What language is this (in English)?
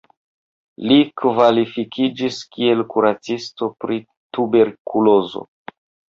Esperanto